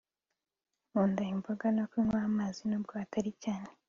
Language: Kinyarwanda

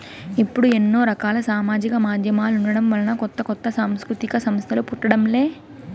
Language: Telugu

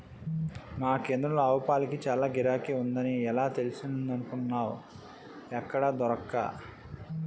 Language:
Telugu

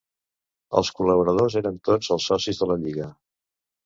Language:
Catalan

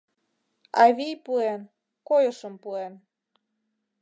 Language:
Mari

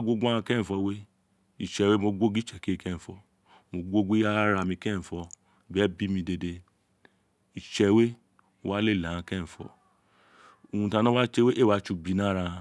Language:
Isekiri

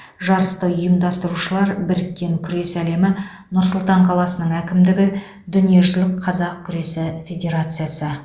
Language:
Kazakh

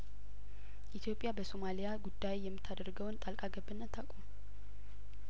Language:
Amharic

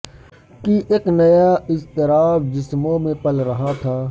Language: Urdu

